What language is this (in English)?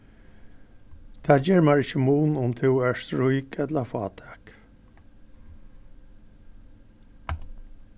Faroese